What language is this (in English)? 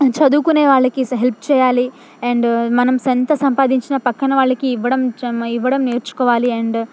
Telugu